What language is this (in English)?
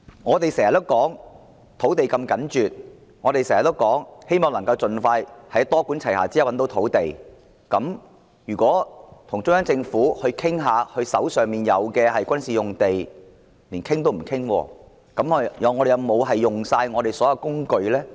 Cantonese